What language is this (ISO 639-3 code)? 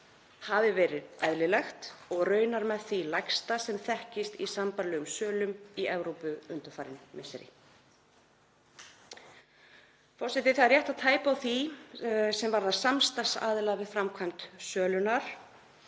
isl